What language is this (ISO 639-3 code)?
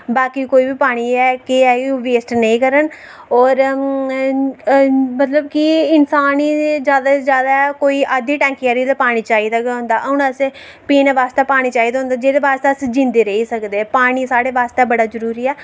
doi